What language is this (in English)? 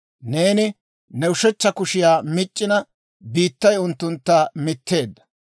Dawro